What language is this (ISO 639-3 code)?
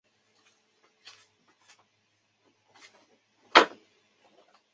zho